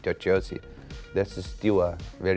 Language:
Thai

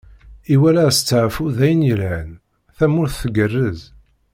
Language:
Kabyle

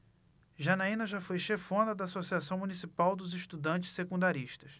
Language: Portuguese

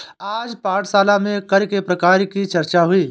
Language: Hindi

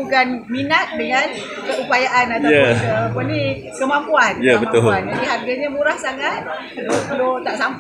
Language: Malay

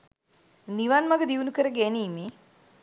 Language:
Sinhala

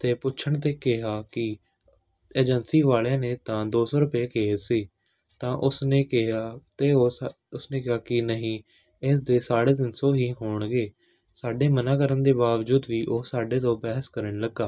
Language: Punjabi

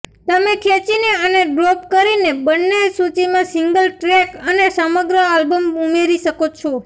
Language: Gujarati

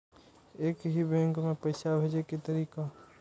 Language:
Maithili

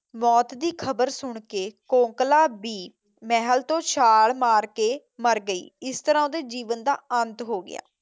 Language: Punjabi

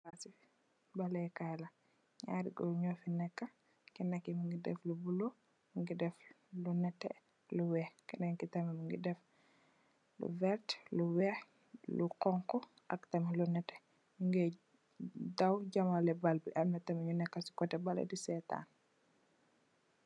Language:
Wolof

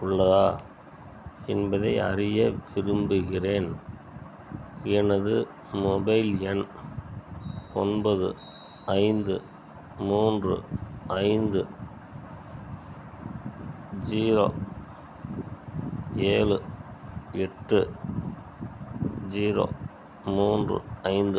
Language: Tamil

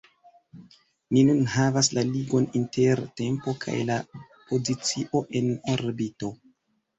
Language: Esperanto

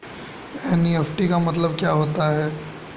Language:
Hindi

